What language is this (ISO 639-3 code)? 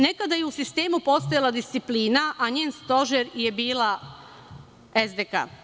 srp